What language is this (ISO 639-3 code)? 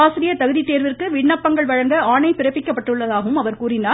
tam